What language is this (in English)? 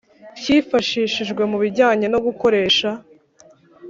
Kinyarwanda